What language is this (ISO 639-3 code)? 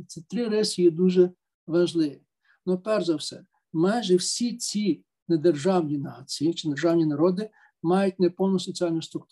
ukr